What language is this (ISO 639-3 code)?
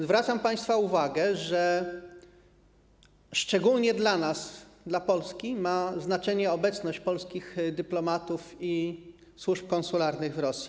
pol